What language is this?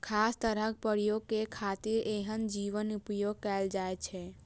Maithili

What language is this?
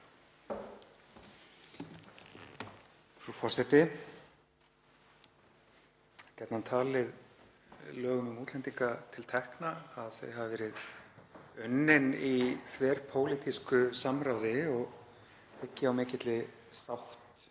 Icelandic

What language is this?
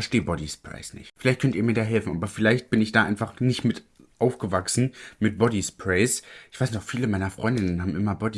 German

